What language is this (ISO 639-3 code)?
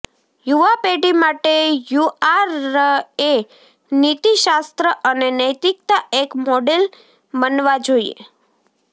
guj